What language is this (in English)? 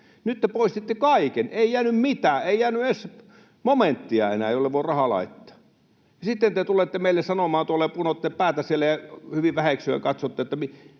Finnish